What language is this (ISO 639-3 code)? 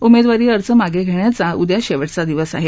mar